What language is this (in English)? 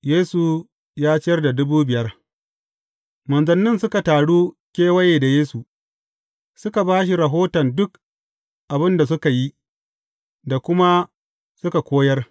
Hausa